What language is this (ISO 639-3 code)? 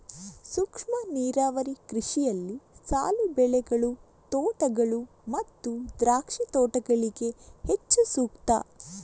kan